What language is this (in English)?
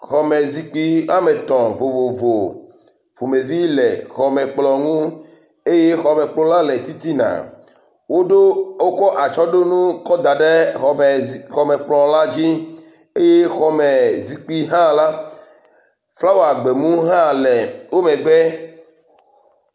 Ewe